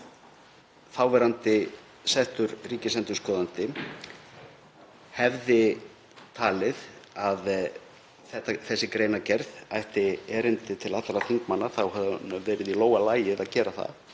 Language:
Icelandic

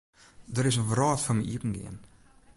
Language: Western Frisian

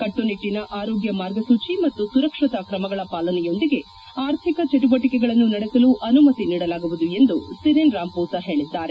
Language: Kannada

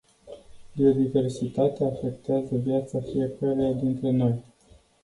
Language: Romanian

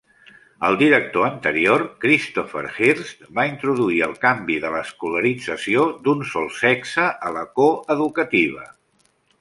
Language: Catalan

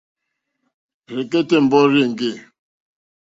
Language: Mokpwe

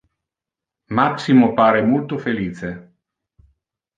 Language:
Interlingua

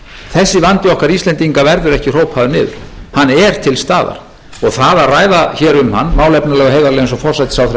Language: Icelandic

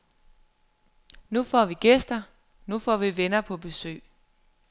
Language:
Danish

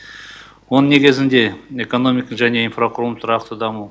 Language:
Kazakh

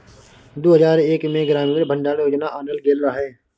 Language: Maithili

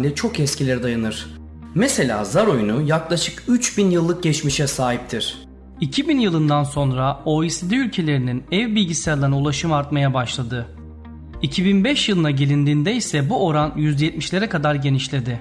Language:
Turkish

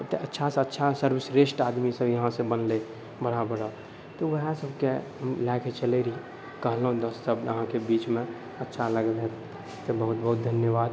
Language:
Maithili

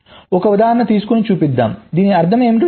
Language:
Telugu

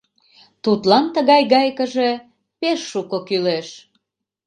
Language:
Mari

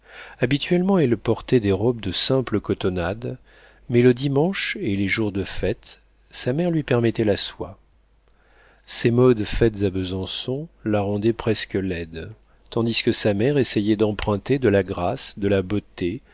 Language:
French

